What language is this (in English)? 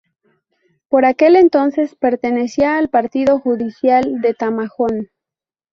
Spanish